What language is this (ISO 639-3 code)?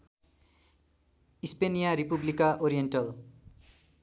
nep